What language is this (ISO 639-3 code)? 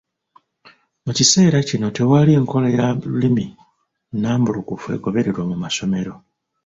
lug